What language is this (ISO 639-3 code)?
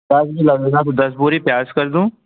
hin